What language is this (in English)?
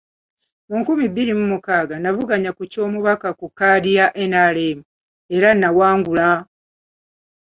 Ganda